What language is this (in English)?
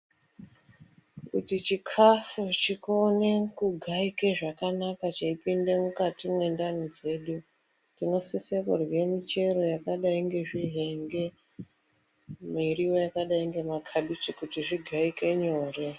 Ndau